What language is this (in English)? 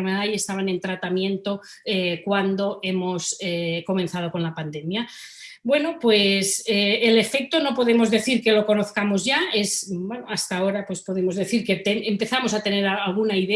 Spanish